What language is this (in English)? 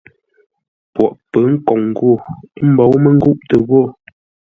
Ngombale